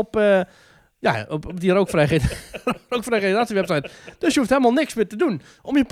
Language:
Dutch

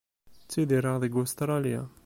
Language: Kabyle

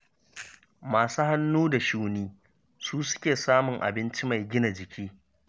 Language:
Hausa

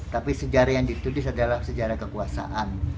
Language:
Indonesian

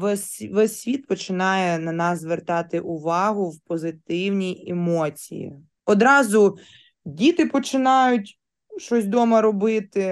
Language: Ukrainian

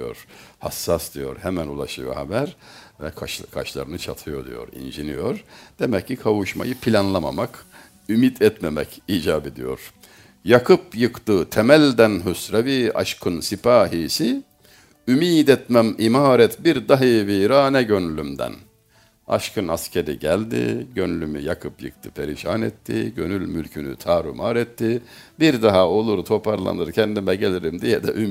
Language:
Turkish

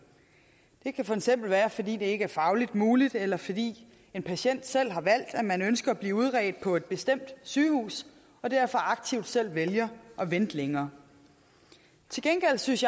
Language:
Danish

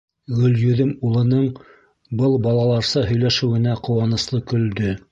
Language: Bashkir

